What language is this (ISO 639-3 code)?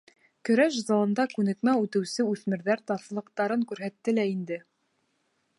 bak